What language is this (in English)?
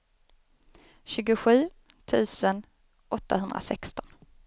Swedish